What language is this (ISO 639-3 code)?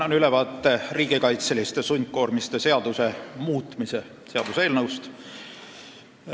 est